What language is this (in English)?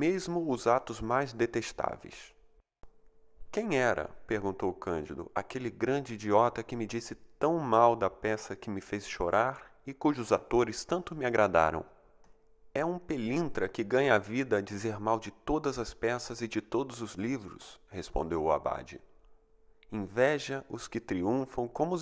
Portuguese